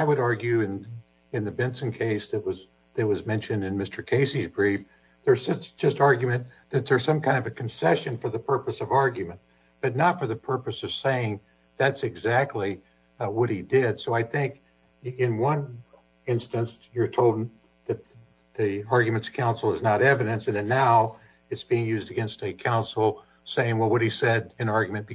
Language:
English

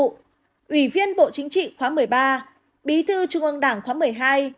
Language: Vietnamese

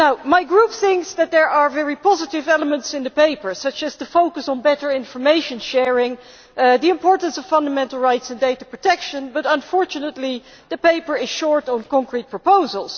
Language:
English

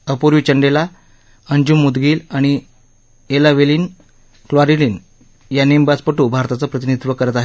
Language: Marathi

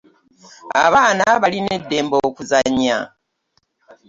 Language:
Ganda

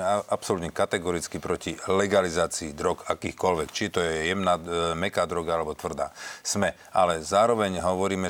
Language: Slovak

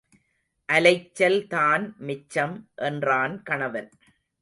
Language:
Tamil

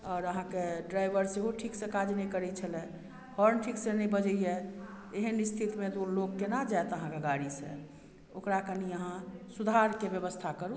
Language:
Maithili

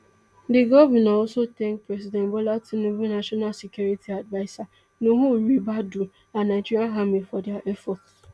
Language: Nigerian Pidgin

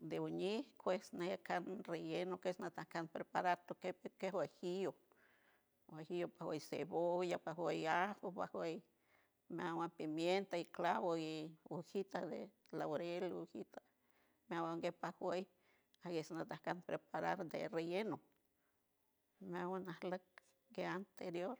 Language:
San Francisco Del Mar Huave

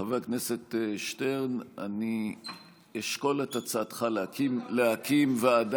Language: Hebrew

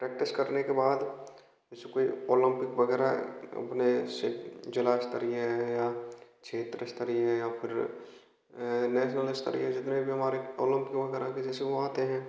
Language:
Hindi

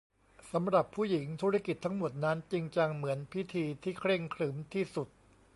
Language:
Thai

